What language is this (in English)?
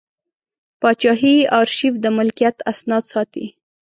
Pashto